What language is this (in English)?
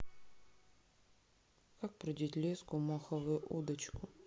Russian